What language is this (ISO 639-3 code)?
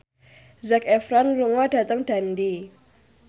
jav